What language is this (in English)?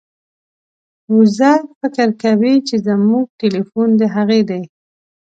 Pashto